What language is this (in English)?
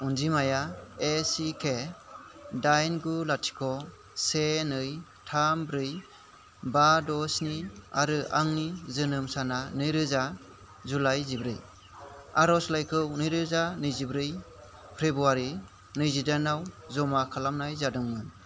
Bodo